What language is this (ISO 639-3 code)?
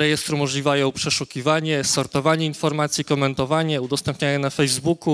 pol